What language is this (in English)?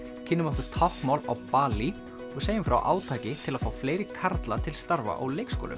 Icelandic